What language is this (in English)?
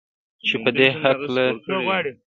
Pashto